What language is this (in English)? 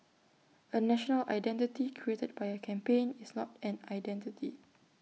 English